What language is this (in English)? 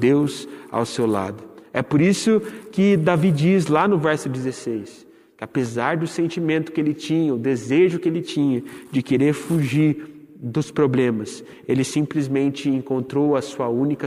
Portuguese